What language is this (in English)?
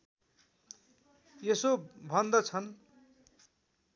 Nepali